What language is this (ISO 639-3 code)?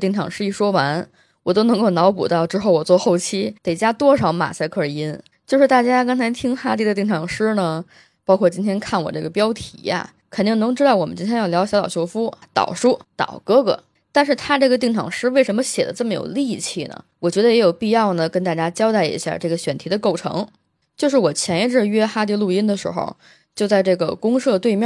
zho